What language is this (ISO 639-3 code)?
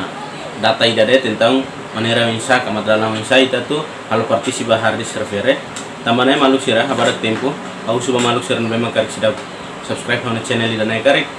ind